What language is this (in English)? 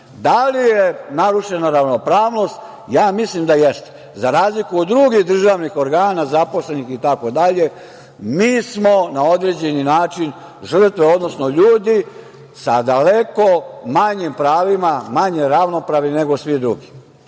Serbian